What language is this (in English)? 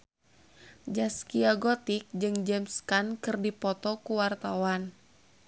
Sundanese